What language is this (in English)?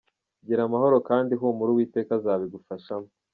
Kinyarwanda